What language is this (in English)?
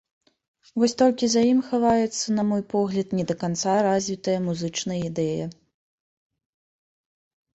Belarusian